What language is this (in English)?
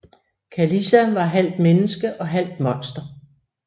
Danish